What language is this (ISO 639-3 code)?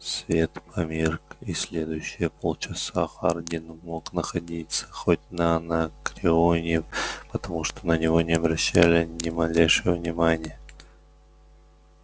rus